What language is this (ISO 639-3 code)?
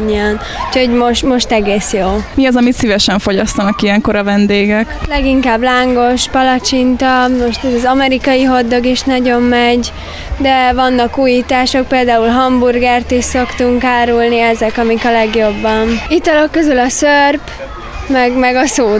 hun